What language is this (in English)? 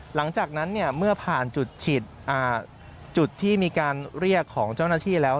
Thai